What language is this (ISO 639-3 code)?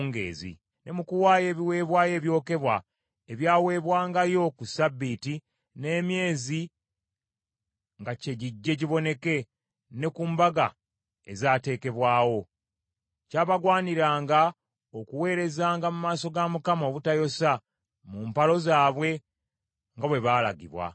lug